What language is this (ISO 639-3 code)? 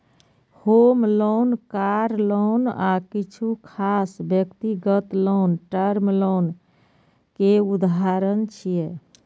mai